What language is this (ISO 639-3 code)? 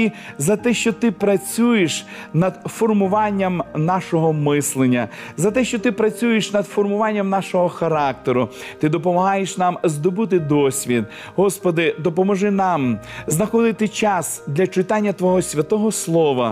ukr